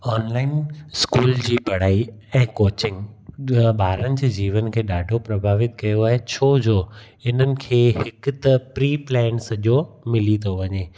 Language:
Sindhi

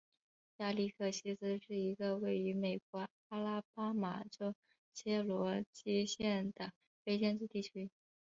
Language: Chinese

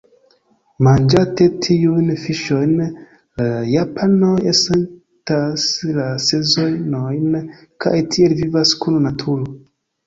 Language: Esperanto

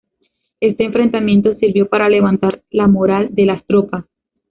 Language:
Spanish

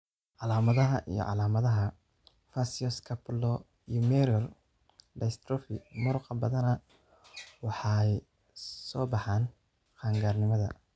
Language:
Somali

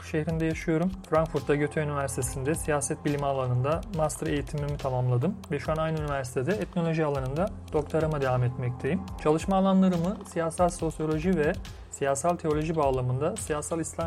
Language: Turkish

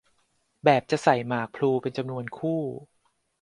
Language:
Thai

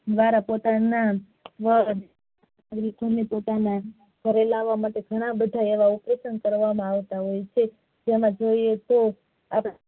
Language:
Gujarati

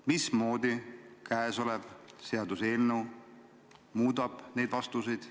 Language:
Estonian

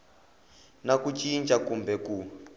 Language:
Tsonga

